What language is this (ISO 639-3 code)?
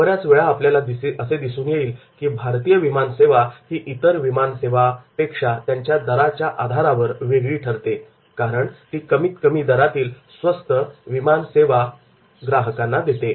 mar